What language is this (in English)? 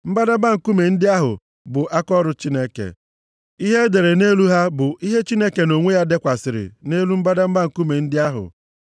Igbo